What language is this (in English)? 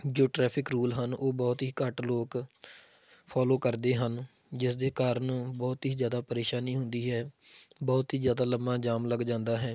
Punjabi